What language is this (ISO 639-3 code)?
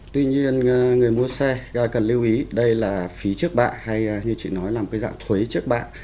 vie